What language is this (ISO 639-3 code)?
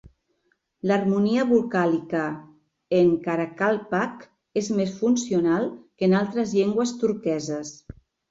cat